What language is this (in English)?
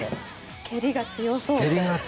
Japanese